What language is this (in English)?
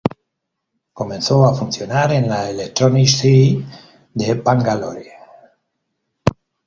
Spanish